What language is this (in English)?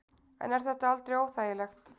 Icelandic